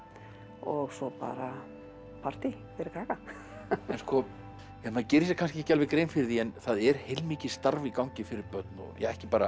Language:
Icelandic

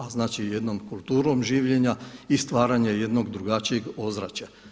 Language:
Croatian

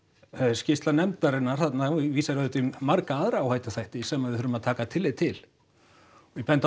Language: Icelandic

